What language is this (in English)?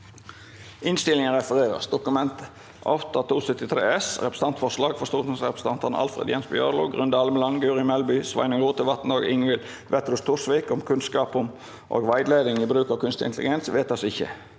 Norwegian